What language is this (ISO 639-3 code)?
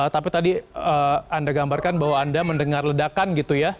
ind